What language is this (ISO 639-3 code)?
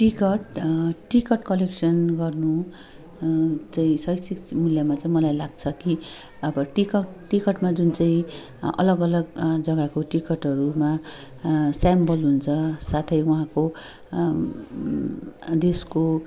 nep